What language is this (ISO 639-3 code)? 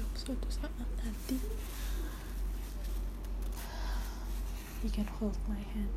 ind